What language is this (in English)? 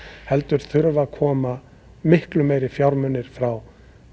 Icelandic